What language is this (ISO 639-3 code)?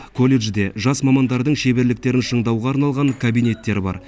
kaz